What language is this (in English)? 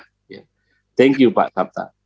Indonesian